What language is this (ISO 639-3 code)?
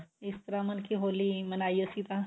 pan